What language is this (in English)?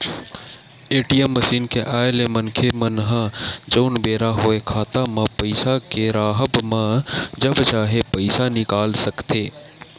Chhattisgarhi